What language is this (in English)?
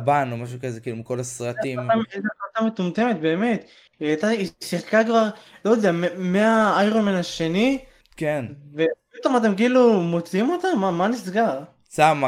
Hebrew